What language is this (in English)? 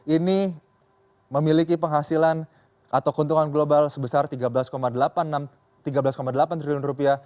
Indonesian